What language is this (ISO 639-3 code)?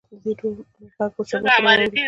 pus